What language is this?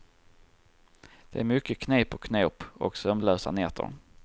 Swedish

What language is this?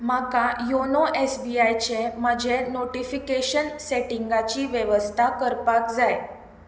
Konkani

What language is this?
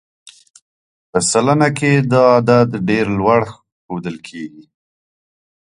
Pashto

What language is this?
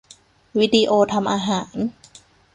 Thai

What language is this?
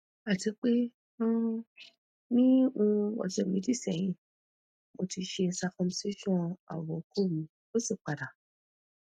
Yoruba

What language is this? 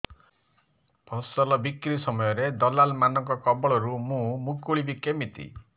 Odia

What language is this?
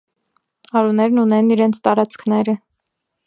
Armenian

